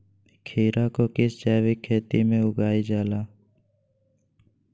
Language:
Magahi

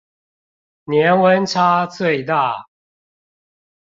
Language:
Chinese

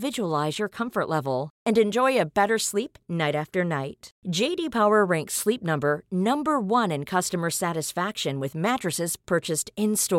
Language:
Swedish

